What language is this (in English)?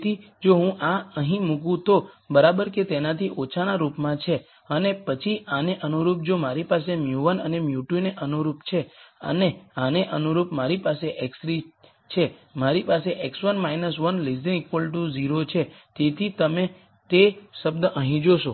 Gujarati